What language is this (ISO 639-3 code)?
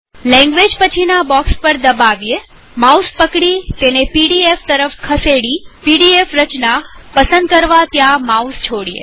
guj